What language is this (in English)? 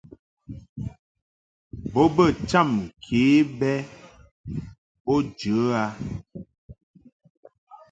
Mungaka